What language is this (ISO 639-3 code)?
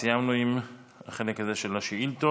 heb